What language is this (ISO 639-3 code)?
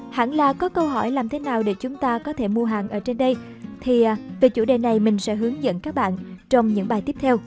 vie